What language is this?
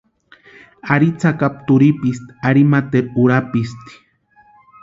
Western Highland Purepecha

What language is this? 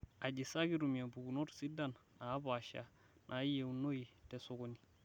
Masai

